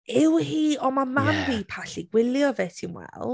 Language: Welsh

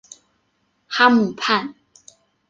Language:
Chinese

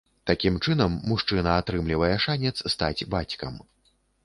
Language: Belarusian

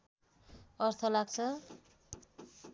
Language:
Nepali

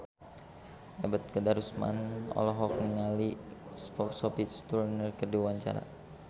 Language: Sundanese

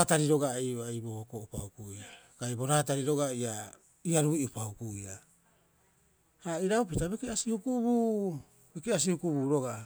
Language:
Rapoisi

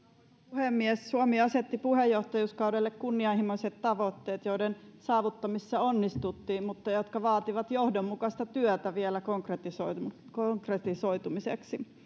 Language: Finnish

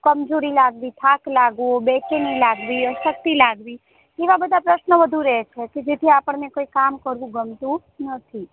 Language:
Gujarati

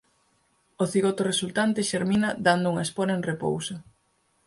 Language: Galician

